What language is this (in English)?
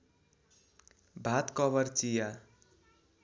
Nepali